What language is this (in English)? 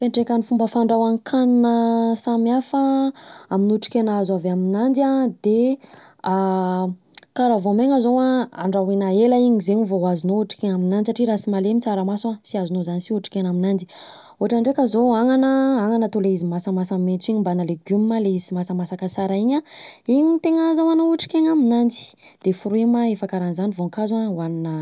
Southern Betsimisaraka Malagasy